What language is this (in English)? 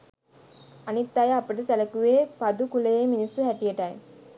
Sinhala